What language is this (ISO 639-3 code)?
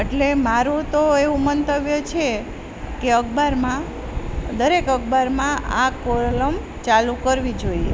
guj